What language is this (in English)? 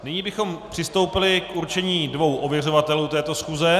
Czech